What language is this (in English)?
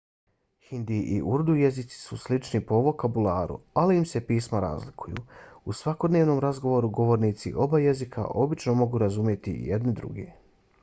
Bosnian